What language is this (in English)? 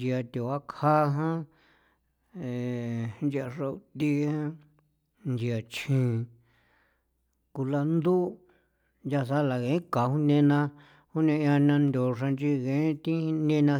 San Felipe Otlaltepec Popoloca